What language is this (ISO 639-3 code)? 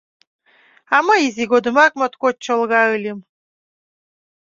chm